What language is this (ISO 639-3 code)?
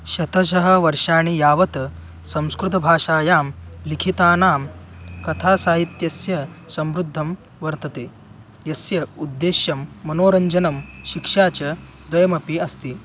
san